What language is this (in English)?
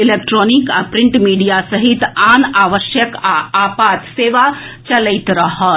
Maithili